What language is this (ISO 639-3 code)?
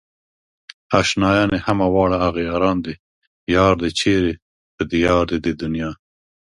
pus